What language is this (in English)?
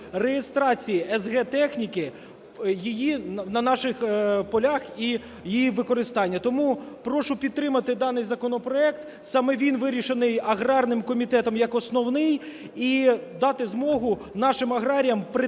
Ukrainian